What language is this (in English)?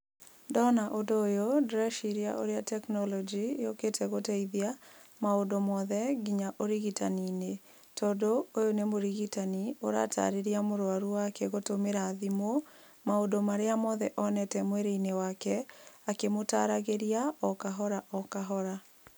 Kikuyu